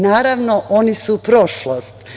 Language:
Serbian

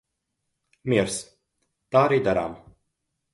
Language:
Latvian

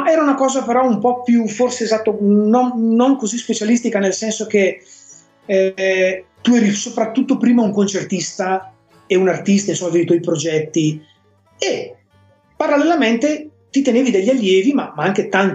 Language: Italian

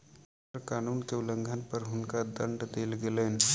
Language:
Maithili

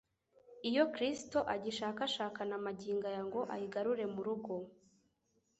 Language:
Kinyarwanda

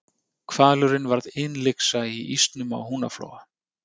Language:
Icelandic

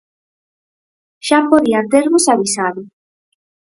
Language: Galician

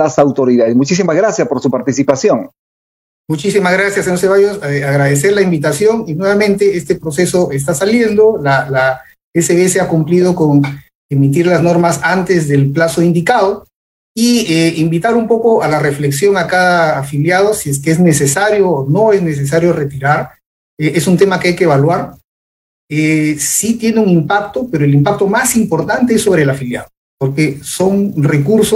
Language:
Spanish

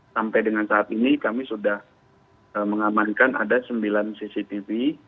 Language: Indonesian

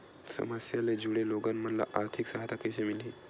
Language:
Chhattisgarhi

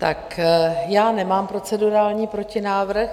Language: Czech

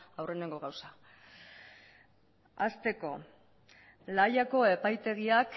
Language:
Basque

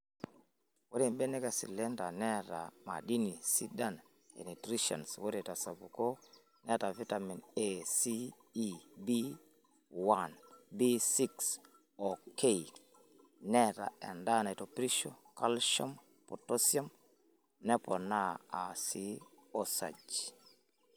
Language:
Masai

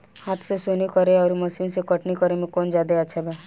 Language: Bhojpuri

